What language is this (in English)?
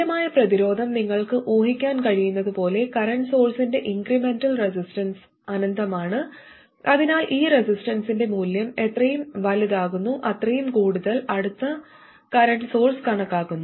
Malayalam